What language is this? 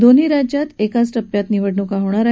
Marathi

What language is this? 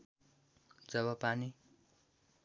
Nepali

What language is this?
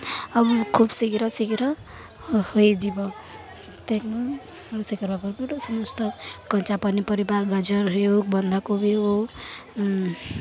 Odia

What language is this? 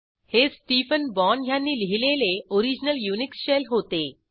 Marathi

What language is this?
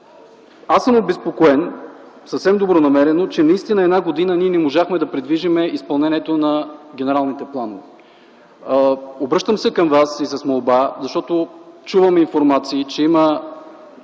Bulgarian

